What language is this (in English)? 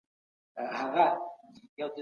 Pashto